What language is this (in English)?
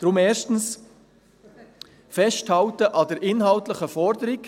Swiss German